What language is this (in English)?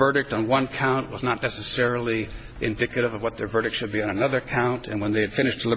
English